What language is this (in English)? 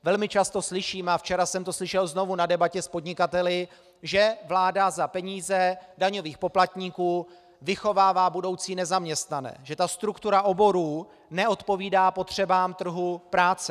Czech